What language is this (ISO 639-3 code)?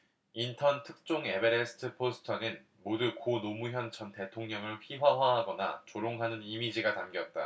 kor